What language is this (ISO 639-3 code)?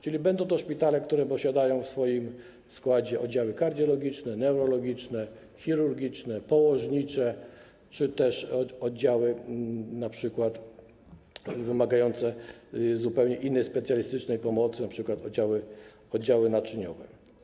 pol